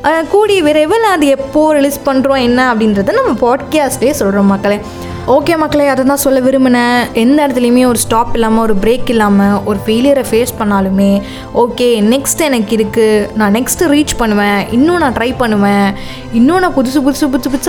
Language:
Tamil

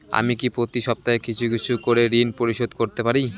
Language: Bangla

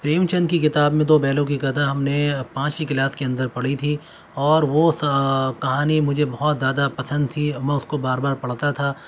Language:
Urdu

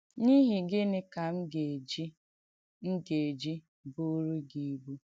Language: Igbo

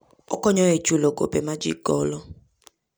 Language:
Luo (Kenya and Tanzania)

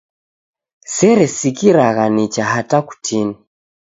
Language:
Taita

